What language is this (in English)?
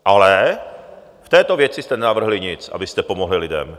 Czech